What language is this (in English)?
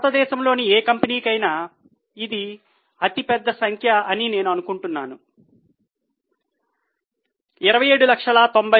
Telugu